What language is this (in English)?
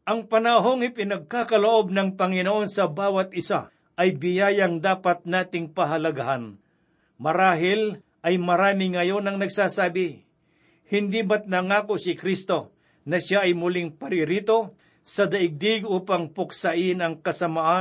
Filipino